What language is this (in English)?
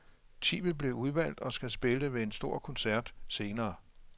Danish